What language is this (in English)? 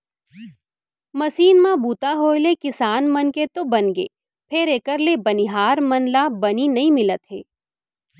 Chhattisgarhi